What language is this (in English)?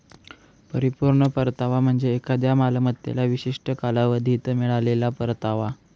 Marathi